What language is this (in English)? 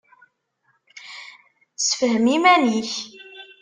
Kabyle